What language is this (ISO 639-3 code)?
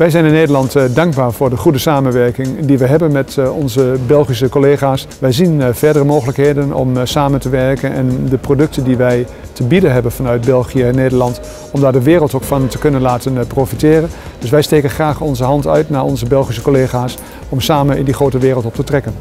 nld